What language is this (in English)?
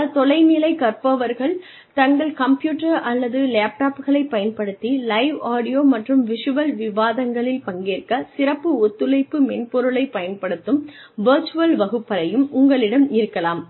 Tamil